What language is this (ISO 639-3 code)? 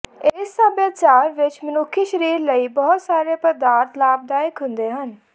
pan